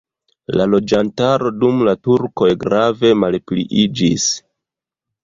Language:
Esperanto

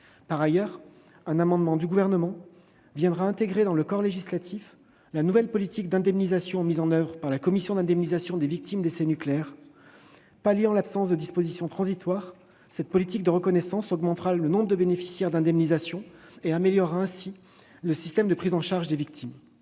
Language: French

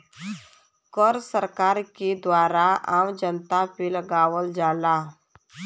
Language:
Bhojpuri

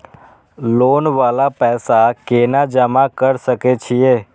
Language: Maithili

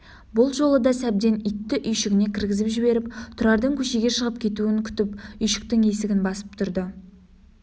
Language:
Kazakh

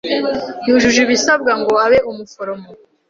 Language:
Kinyarwanda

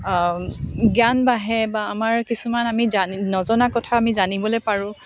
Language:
Assamese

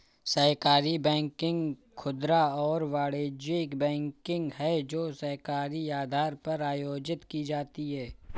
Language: Hindi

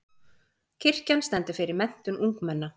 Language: Icelandic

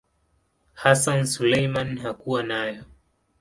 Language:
Swahili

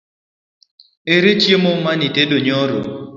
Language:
Luo (Kenya and Tanzania)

